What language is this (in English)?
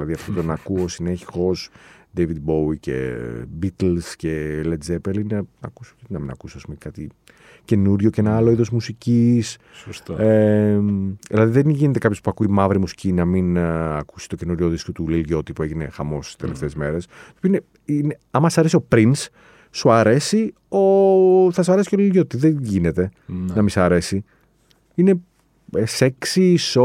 Greek